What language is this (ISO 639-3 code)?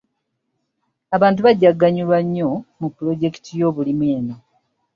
lug